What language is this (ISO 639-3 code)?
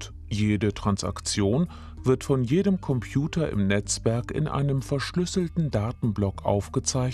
deu